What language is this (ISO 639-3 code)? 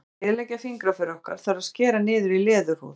isl